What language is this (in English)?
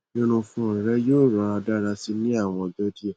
Yoruba